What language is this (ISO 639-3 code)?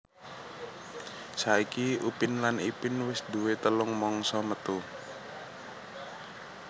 jav